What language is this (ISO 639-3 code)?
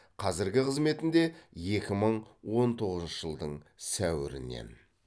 kaz